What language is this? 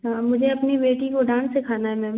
Hindi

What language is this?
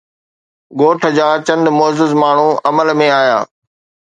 Sindhi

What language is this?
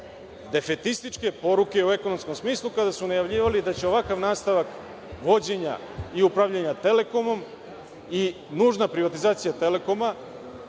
Serbian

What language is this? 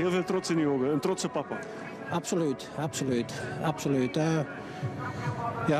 Dutch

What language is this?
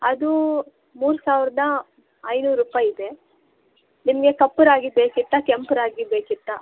Kannada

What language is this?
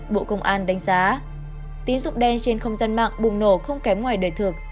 Vietnamese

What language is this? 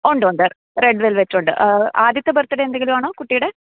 Malayalam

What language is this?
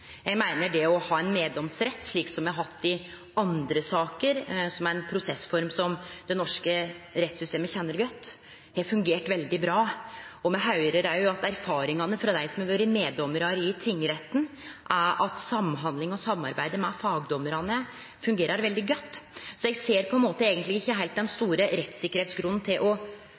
Norwegian Nynorsk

